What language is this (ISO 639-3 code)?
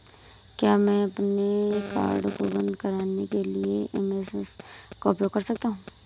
hin